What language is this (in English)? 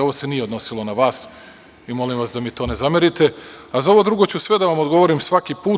Serbian